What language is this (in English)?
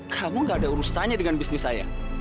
Indonesian